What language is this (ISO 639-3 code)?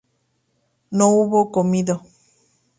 spa